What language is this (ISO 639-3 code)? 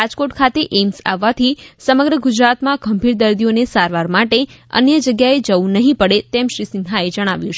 guj